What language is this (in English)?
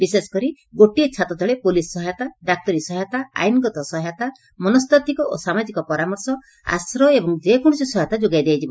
Odia